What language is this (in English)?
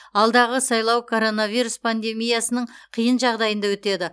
Kazakh